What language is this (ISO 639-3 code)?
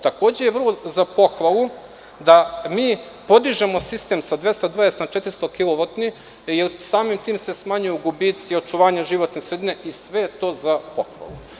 srp